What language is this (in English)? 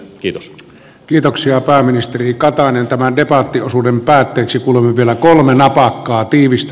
Finnish